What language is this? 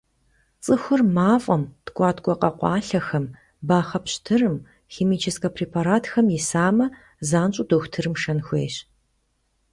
Kabardian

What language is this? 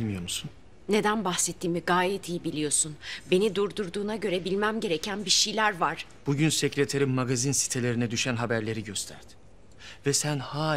Turkish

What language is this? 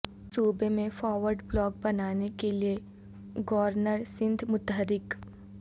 Urdu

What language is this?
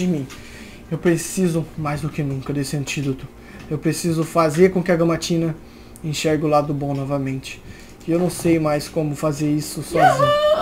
Portuguese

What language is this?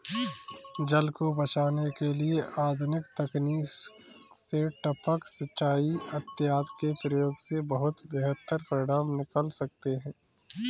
Hindi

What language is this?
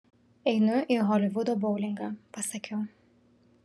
Lithuanian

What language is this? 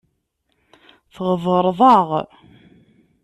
Kabyle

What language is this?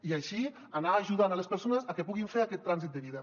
Catalan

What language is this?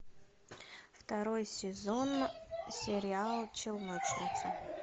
Russian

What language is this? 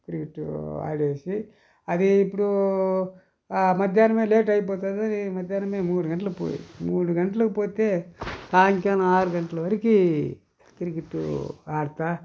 Telugu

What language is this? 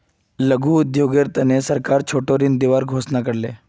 Magahi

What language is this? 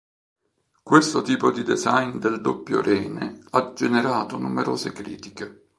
Italian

